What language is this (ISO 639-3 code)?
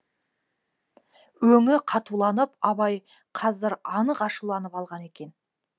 kaz